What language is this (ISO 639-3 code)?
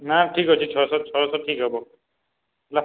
ori